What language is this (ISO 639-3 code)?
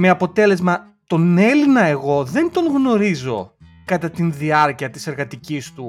ell